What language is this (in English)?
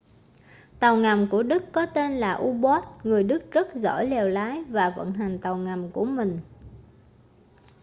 Vietnamese